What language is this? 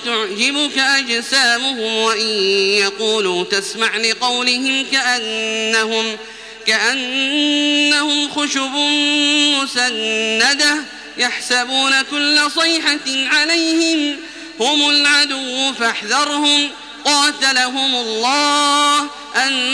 Arabic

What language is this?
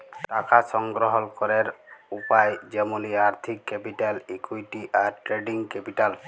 Bangla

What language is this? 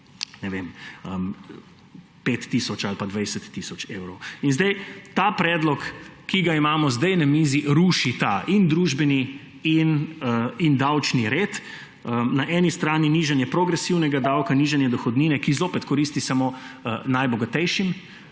Slovenian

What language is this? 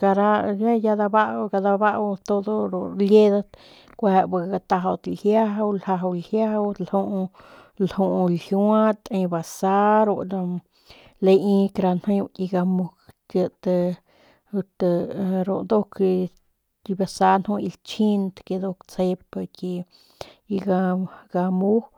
Northern Pame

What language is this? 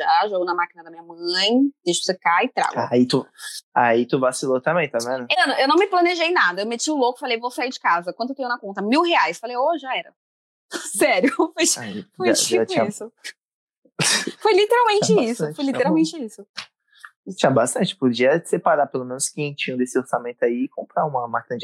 Portuguese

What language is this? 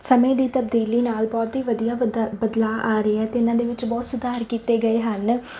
Punjabi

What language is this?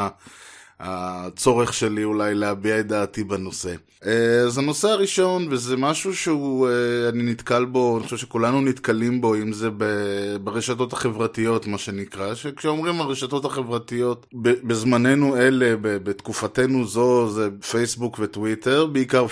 Hebrew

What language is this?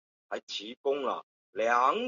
Chinese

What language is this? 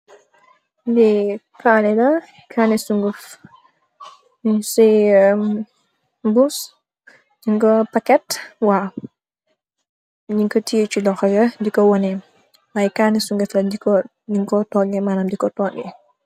Wolof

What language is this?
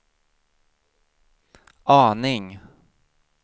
Swedish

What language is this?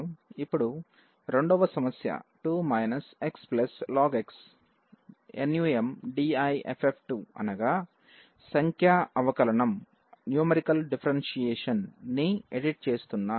Telugu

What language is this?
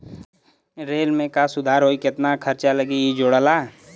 Bhojpuri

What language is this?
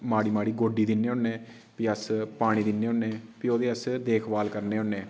Dogri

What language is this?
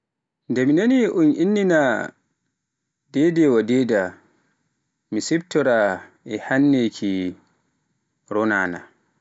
Pular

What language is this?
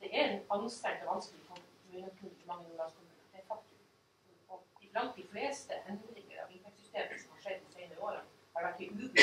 Norwegian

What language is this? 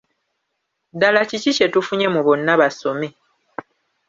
Ganda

